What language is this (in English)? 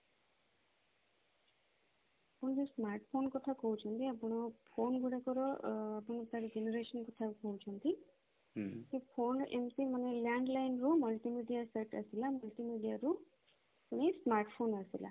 Odia